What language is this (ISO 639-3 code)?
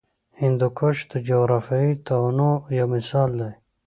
pus